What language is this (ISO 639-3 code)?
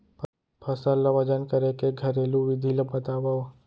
hne